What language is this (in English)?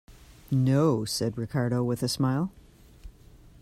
English